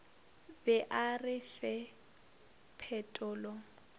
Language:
Northern Sotho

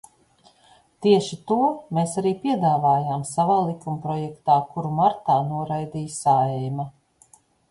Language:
Latvian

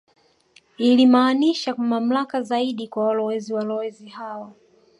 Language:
Swahili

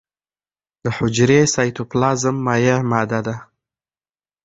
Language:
Pashto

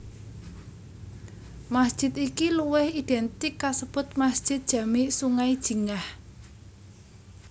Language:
Javanese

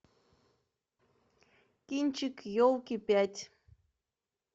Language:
Russian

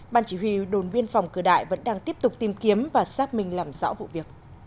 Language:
Vietnamese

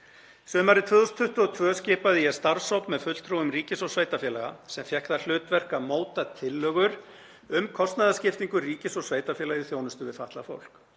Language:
Icelandic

